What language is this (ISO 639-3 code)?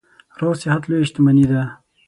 pus